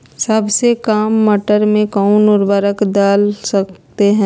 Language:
Magahi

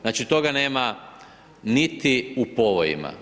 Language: Croatian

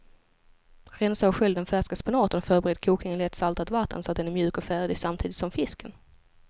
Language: Swedish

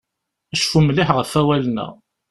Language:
Kabyle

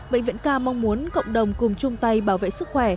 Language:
Vietnamese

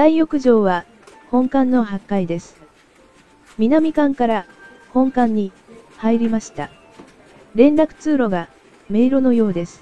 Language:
Japanese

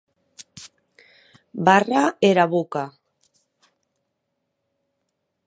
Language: Occitan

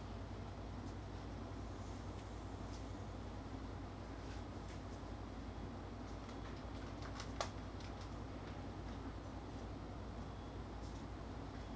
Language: English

